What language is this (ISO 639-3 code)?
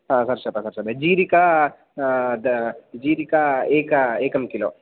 san